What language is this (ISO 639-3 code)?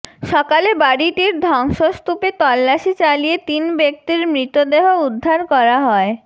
ben